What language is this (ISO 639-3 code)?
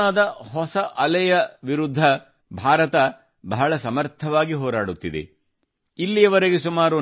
kan